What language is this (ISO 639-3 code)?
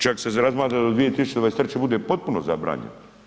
hrv